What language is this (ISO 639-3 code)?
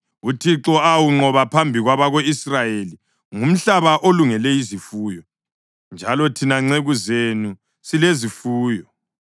nde